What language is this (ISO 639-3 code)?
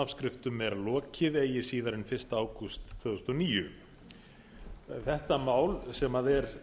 isl